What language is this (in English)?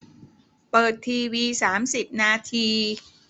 Thai